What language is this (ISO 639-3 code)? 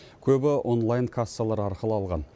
kaz